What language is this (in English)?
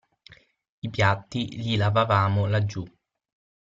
Italian